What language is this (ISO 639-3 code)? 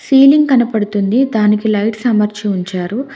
tel